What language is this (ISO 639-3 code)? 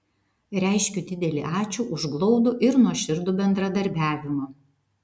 lit